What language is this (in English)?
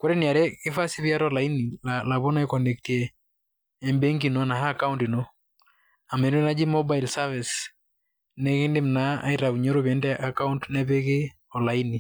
Masai